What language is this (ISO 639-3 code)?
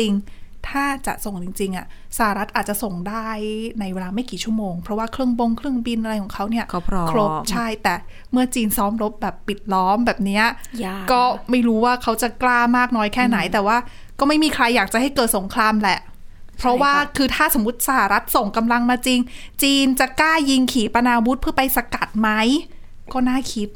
tha